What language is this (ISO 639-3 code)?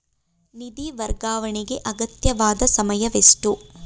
kan